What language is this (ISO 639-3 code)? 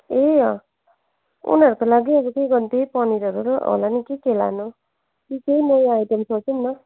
nep